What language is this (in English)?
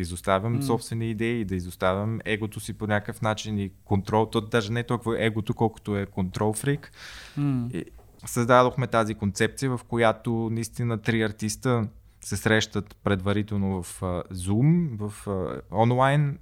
Bulgarian